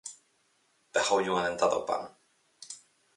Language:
Galician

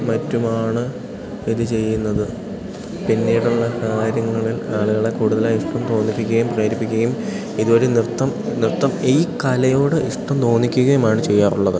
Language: Malayalam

